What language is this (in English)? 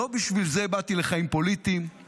Hebrew